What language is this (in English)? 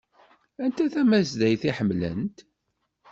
Kabyle